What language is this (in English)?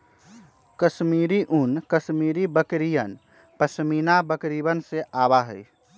Magahi